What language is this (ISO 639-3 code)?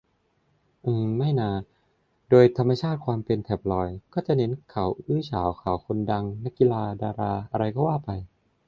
tha